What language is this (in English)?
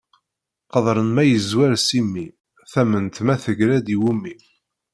Kabyle